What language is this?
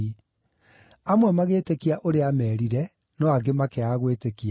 Kikuyu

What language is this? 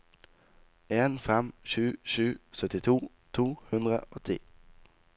Norwegian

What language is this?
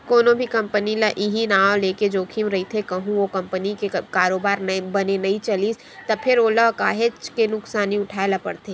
Chhattisgarhi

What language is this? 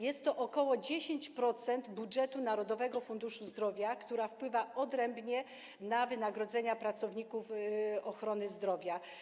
Polish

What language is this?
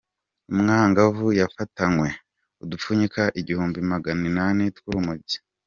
Kinyarwanda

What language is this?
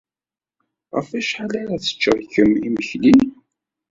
Kabyle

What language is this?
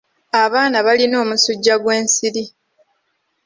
Ganda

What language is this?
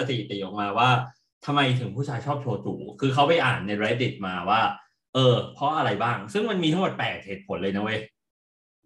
Thai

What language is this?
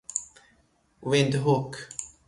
Persian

